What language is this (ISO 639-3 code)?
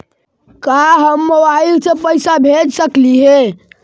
mag